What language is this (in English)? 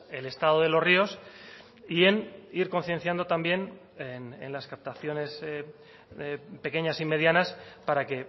Spanish